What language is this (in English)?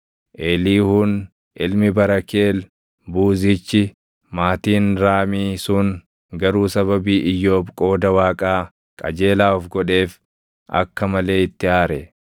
Oromo